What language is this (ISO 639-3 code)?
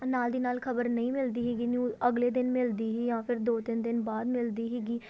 pan